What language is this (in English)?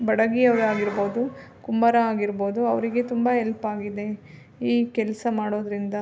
Kannada